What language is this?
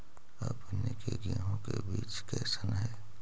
Magahi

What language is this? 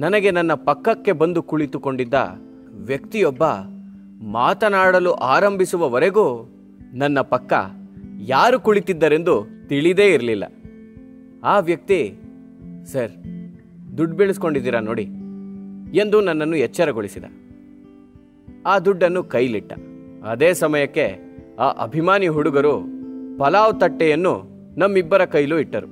Kannada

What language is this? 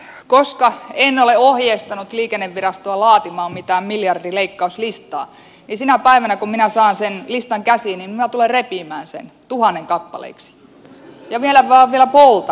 Finnish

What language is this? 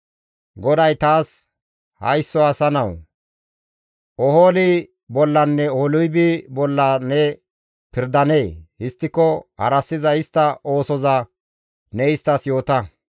Gamo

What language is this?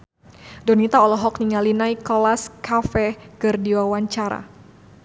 Sundanese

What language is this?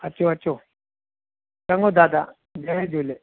Sindhi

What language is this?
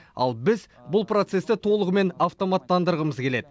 Kazakh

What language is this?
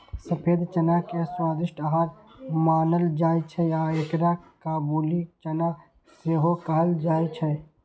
Maithili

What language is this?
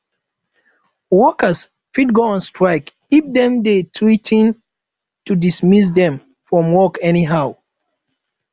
Nigerian Pidgin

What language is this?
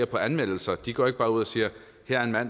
Danish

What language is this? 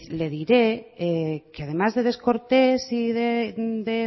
Spanish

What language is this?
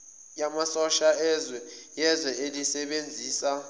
Zulu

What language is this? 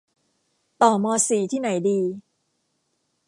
Thai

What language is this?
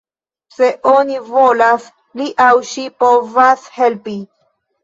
Esperanto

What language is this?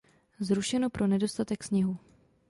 Czech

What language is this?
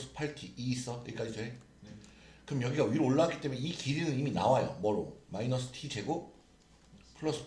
Korean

